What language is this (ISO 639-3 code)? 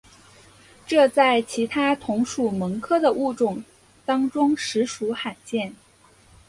zho